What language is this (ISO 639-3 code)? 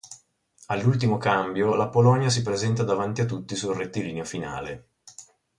ita